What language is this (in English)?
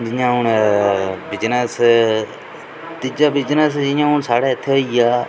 Dogri